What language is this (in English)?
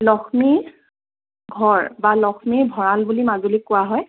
Assamese